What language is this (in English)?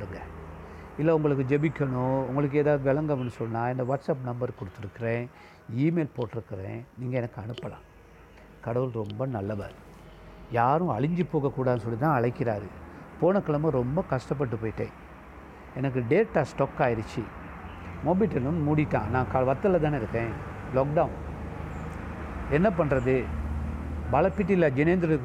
Tamil